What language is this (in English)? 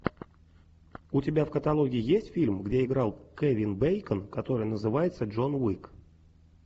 Russian